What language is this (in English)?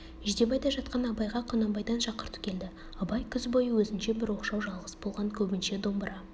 Kazakh